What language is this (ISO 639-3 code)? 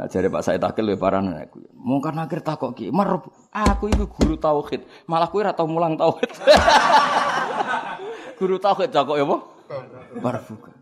msa